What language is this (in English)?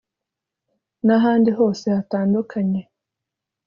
Kinyarwanda